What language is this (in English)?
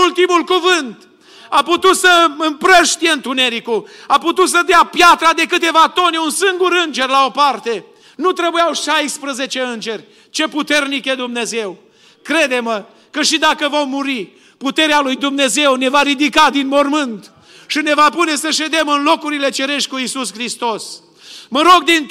Romanian